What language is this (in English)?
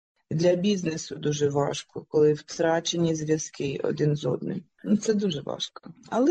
Ukrainian